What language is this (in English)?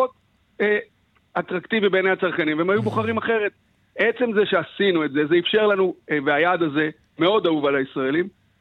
Hebrew